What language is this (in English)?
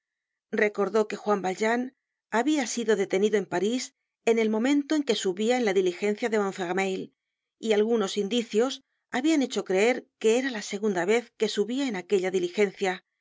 Spanish